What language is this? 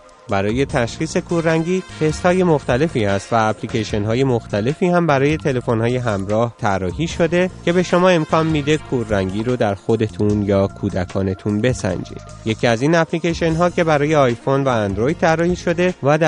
Persian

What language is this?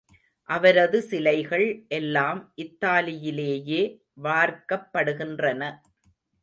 Tamil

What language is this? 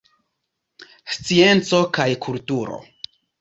Esperanto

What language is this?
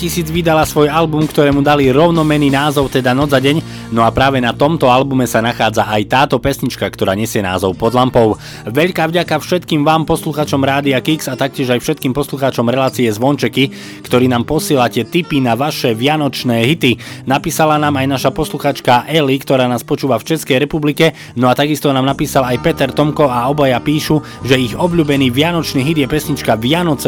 Slovak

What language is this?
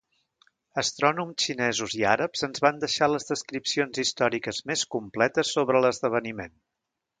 Catalan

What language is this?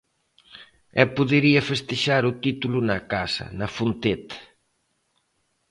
Galician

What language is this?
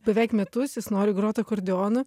Lithuanian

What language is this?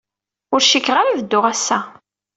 Kabyle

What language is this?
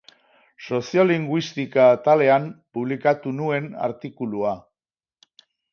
Basque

